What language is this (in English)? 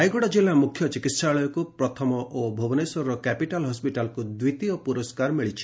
Odia